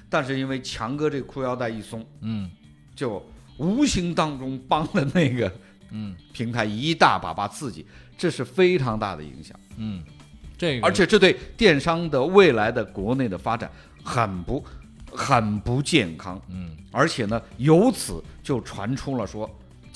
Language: Chinese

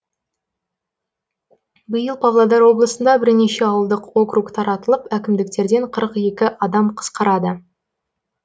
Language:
Kazakh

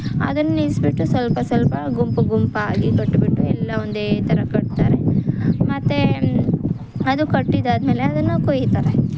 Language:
Kannada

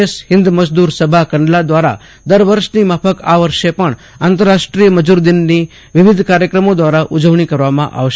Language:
Gujarati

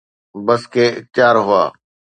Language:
Sindhi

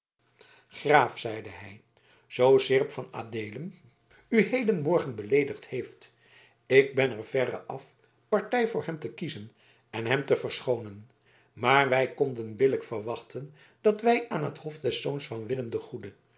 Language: Dutch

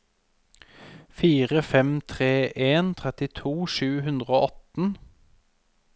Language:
Norwegian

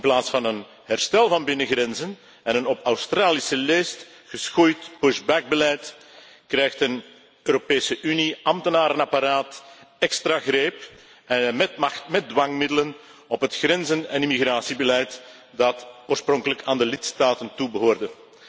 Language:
Dutch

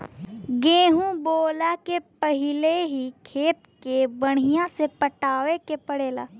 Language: Bhojpuri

